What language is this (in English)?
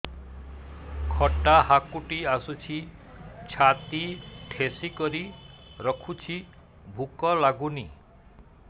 Odia